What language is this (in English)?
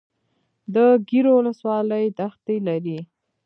Pashto